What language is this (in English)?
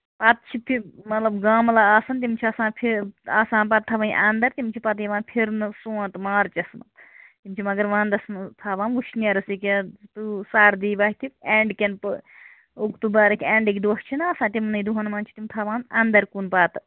Kashmiri